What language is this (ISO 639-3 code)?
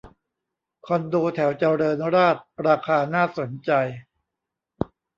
tha